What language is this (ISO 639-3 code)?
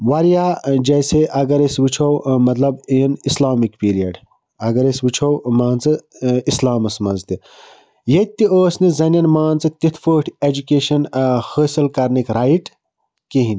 kas